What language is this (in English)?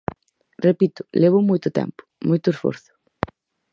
Galician